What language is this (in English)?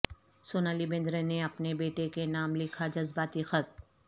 Urdu